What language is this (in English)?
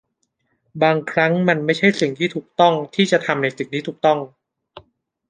Thai